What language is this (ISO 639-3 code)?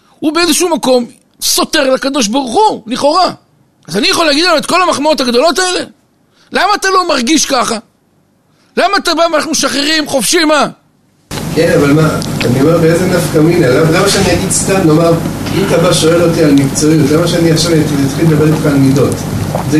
heb